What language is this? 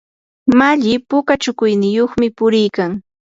Yanahuanca Pasco Quechua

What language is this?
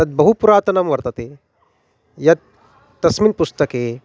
Sanskrit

